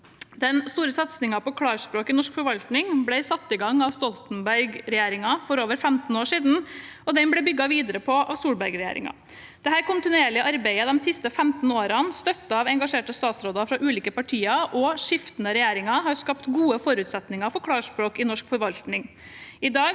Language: Norwegian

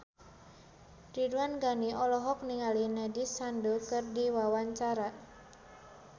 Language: Sundanese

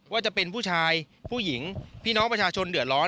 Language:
Thai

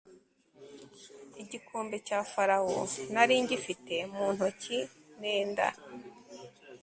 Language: Kinyarwanda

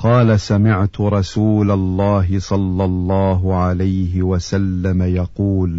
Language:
Arabic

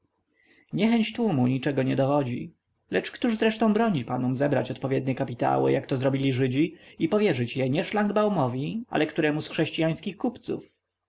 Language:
Polish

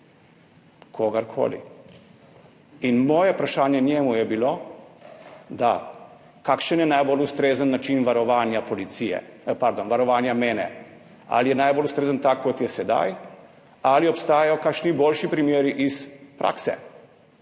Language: Slovenian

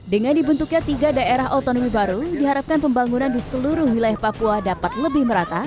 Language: Indonesian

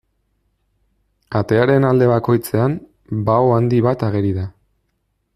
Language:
Basque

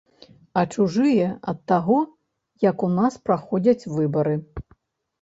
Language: Belarusian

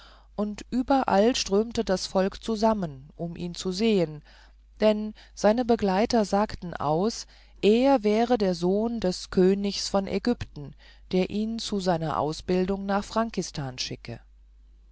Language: German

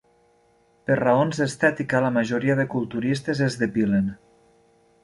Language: Catalan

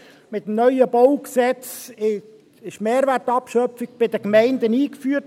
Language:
Swiss German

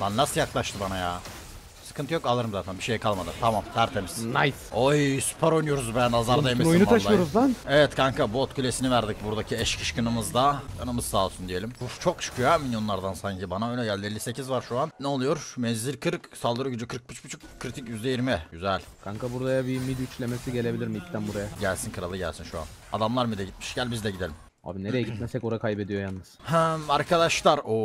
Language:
Turkish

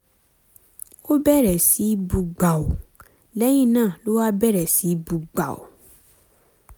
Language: Yoruba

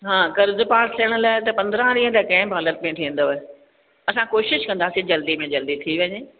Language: Sindhi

